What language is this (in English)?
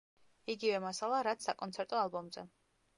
Georgian